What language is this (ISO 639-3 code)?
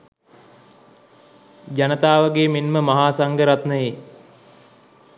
sin